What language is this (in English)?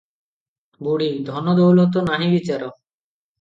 Odia